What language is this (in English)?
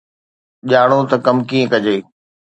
Sindhi